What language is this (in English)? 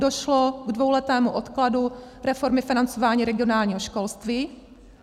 Czech